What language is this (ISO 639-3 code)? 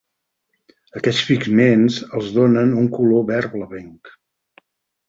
cat